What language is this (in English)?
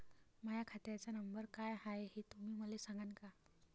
Marathi